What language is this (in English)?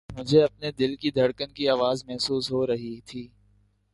Urdu